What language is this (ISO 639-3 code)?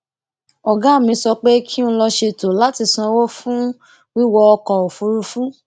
yor